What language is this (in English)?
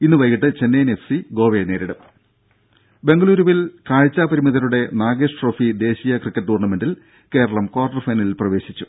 Malayalam